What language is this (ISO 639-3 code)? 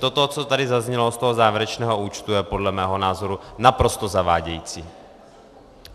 ces